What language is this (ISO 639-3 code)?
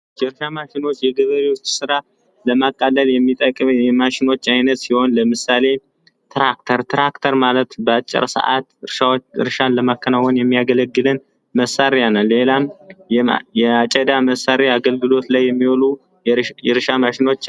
amh